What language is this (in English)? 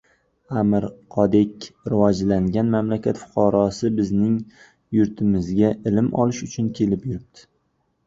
Uzbek